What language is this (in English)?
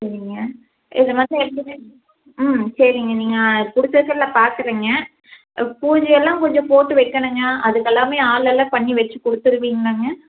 Tamil